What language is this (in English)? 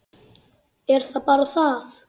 Icelandic